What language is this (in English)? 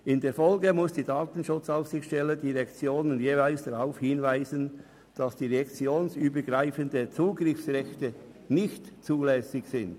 Swiss German